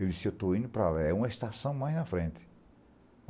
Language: Portuguese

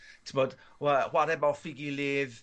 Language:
Welsh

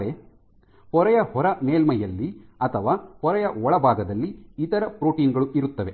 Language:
Kannada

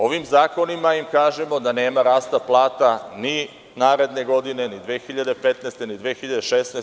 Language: Serbian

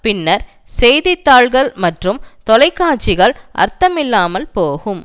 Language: Tamil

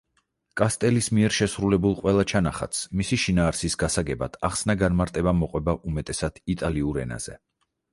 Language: Georgian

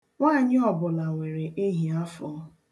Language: Igbo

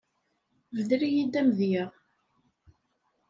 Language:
Kabyle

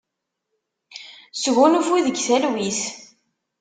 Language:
Kabyle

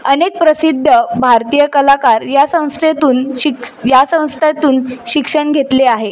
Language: Marathi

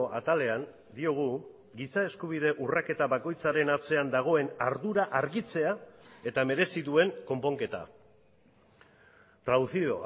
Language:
Basque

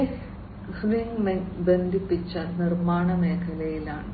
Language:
Malayalam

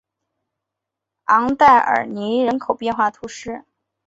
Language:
Chinese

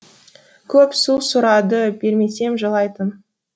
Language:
Kazakh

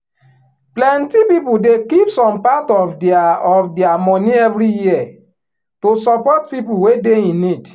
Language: Nigerian Pidgin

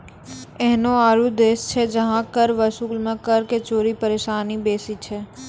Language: Maithili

